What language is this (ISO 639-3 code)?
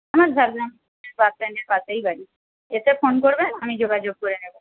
ben